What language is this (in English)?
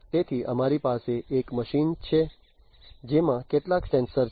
Gujarati